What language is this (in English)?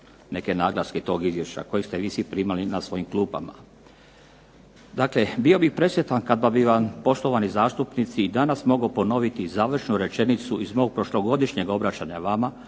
Croatian